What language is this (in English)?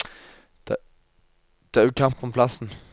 Norwegian